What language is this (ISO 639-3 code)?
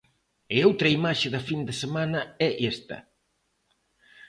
glg